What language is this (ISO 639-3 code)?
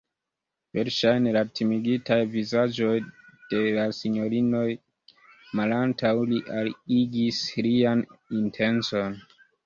epo